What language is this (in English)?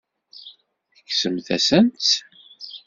Kabyle